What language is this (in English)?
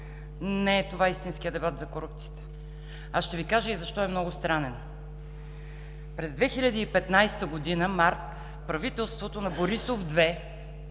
Bulgarian